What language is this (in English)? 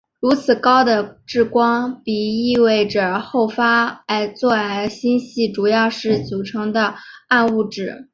Chinese